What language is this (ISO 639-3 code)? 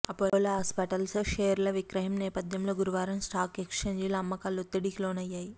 tel